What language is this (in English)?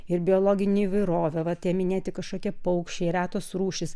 Lithuanian